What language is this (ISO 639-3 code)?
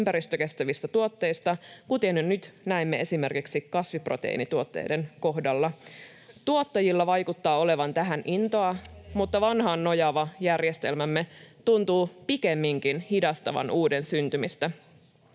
fin